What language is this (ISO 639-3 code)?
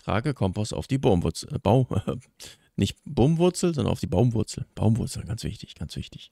deu